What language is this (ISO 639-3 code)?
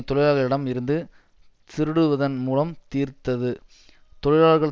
tam